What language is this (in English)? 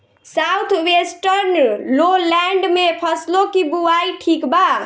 Bhojpuri